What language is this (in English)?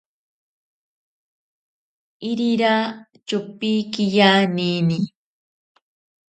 Ashéninka Perené